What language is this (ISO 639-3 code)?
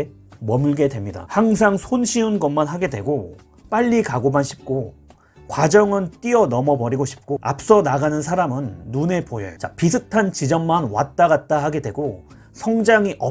kor